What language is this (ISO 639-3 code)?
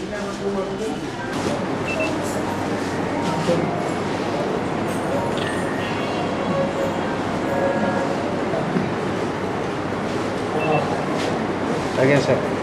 hin